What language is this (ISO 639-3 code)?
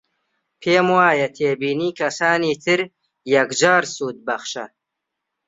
ckb